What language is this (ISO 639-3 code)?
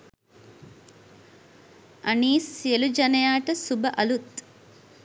sin